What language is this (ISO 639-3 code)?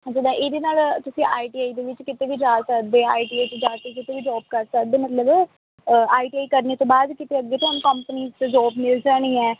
pan